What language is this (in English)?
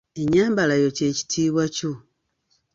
Ganda